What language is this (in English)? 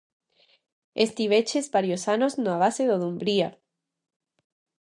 Galician